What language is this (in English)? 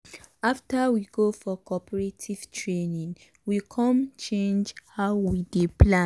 Nigerian Pidgin